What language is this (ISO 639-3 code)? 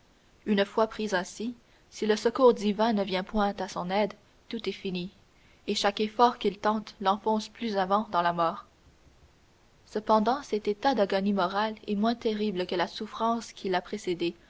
fra